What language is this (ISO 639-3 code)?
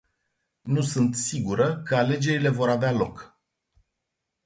ron